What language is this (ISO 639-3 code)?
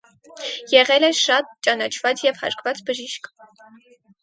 hye